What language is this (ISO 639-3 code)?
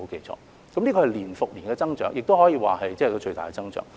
yue